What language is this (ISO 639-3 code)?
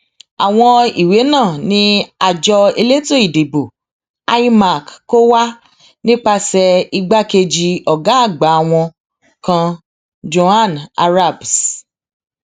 yor